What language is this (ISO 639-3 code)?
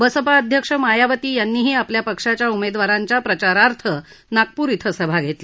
mar